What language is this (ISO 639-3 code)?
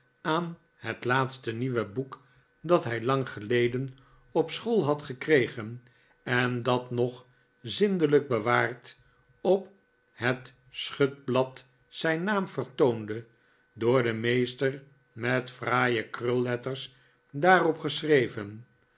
nld